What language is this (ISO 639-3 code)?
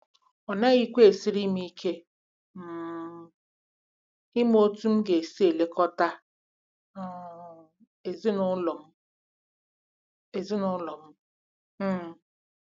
ibo